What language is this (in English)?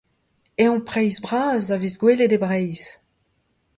Breton